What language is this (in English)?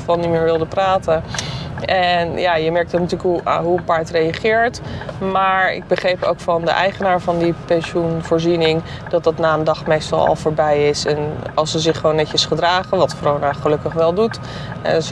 Dutch